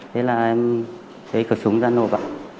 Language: Vietnamese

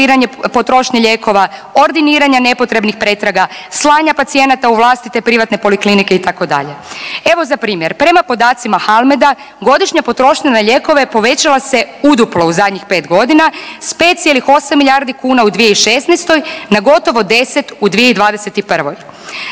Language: Croatian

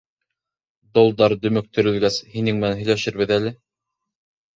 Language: Bashkir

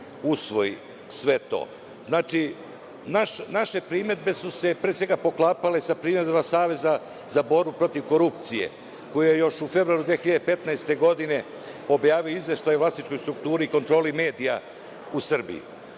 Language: Serbian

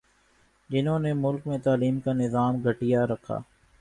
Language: Urdu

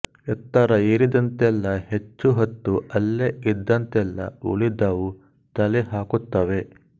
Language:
Kannada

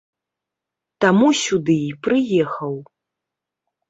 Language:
Belarusian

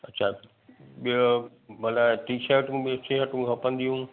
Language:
Sindhi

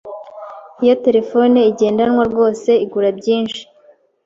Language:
Kinyarwanda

